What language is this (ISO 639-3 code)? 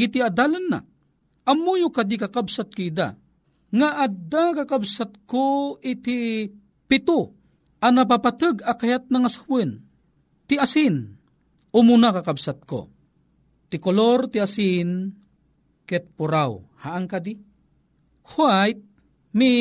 fil